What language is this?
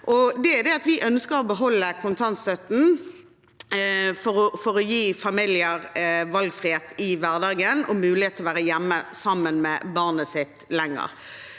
Norwegian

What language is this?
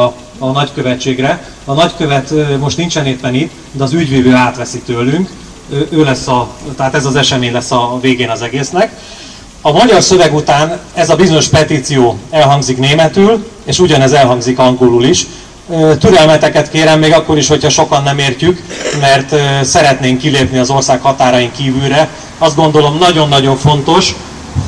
Hungarian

